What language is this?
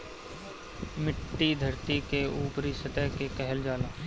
Bhojpuri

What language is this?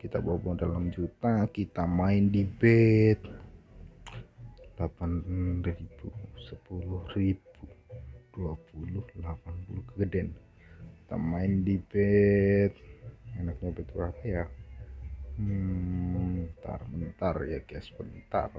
Indonesian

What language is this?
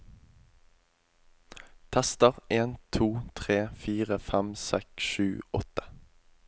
Norwegian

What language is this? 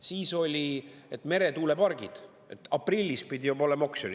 Estonian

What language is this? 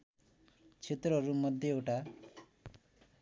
Nepali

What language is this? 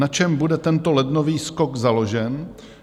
Czech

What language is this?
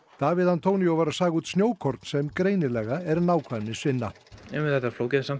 Icelandic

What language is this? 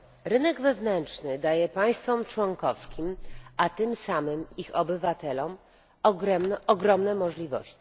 Polish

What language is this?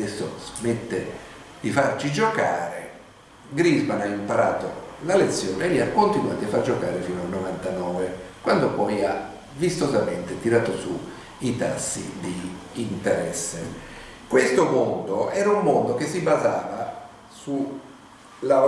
Italian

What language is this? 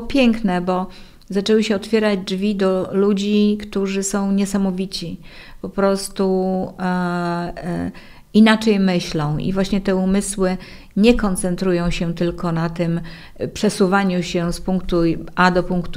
Polish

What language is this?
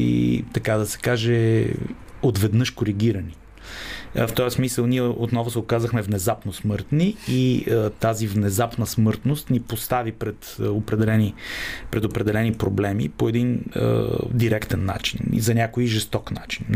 Bulgarian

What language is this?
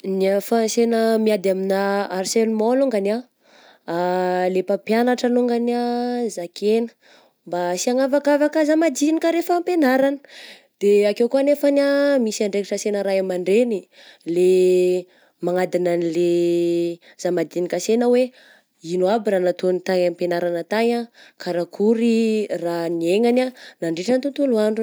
Southern Betsimisaraka Malagasy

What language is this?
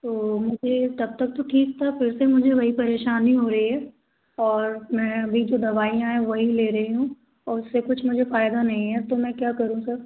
Hindi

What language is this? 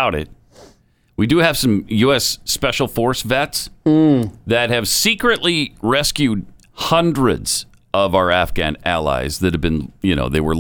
English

